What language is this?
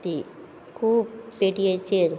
Konkani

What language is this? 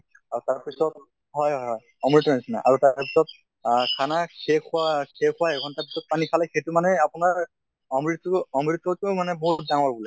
Assamese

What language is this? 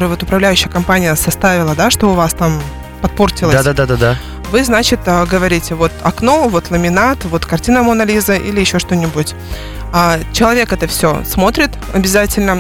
Russian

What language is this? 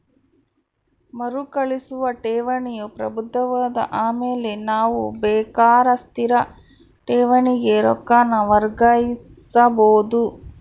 Kannada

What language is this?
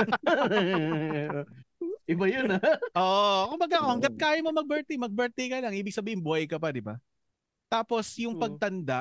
Filipino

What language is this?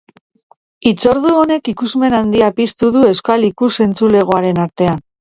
Basque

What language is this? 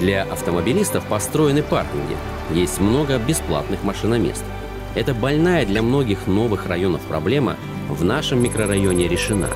Russian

